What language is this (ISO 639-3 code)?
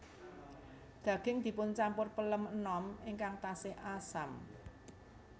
jav